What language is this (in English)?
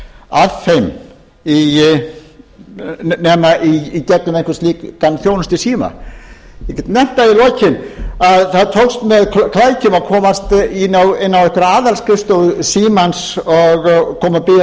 Icelandic